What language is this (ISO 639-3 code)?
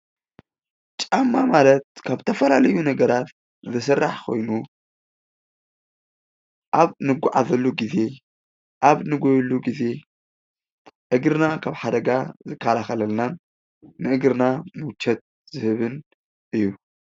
tir